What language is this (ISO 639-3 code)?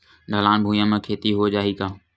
hne